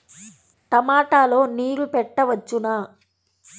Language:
Telugu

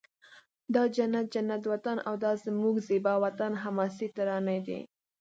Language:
Pashto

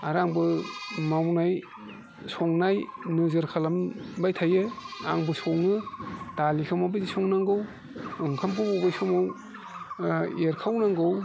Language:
Bodo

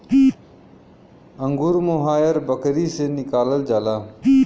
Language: Bhojpuri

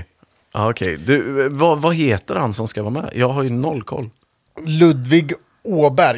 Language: Swedish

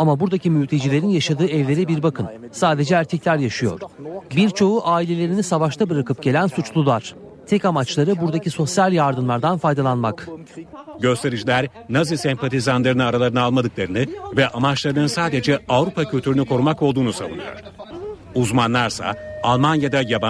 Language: Turkish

